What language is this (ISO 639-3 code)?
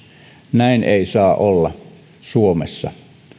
fin